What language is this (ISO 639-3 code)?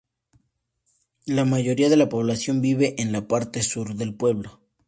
spa